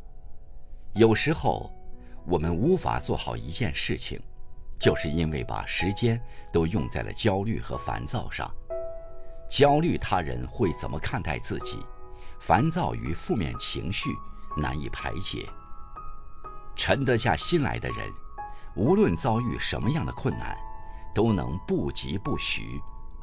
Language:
Chinese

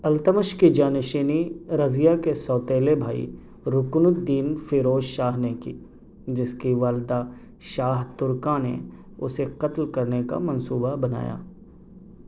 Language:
Urdu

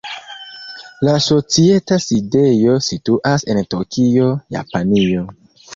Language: Esperanto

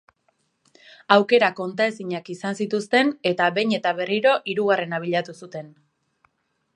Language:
Basque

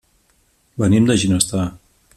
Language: Catalan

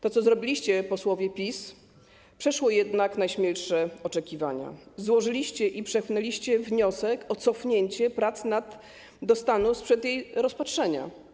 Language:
Polish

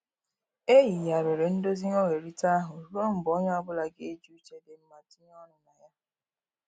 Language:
Igbo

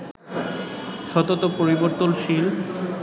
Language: Bangla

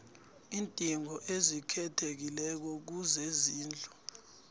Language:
South Ndebele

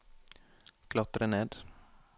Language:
Norwegian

